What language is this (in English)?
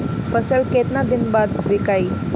Bhojpuri